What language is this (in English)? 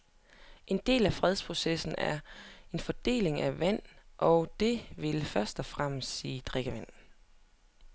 Danish